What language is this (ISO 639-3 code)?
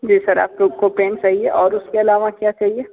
hin